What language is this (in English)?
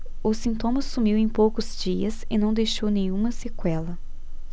Portuguese